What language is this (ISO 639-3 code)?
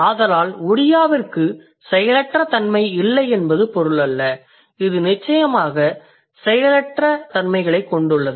tam